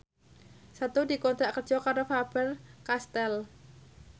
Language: Javanese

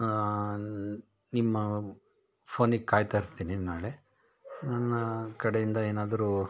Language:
Kannada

